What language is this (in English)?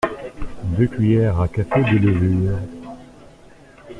French